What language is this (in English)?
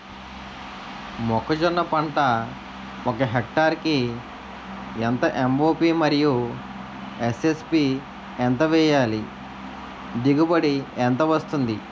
Telugu